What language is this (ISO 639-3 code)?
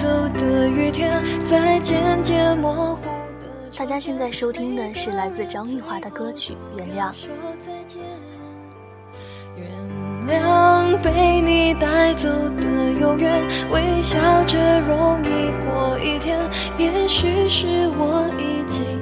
zho